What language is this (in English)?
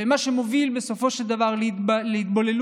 Hebrew